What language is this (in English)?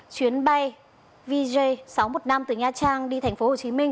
Vietnamese